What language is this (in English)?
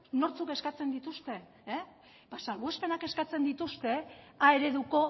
Basque